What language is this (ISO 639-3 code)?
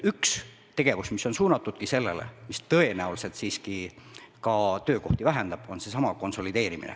est